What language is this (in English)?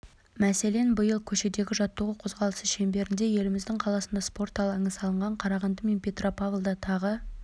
Kazakh